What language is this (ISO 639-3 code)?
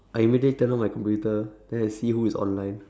eng